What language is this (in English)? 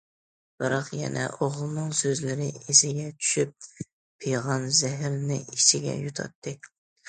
Uyghur